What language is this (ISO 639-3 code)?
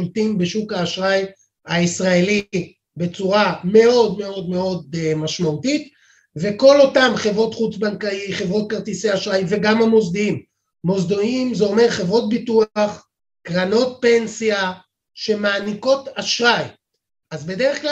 heb